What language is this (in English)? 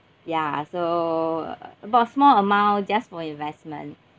English